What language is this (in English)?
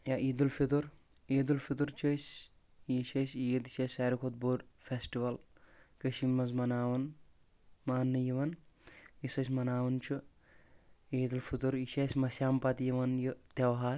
Kashmiri